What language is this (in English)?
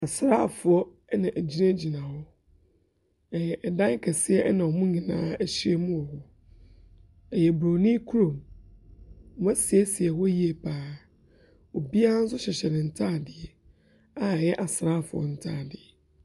Akan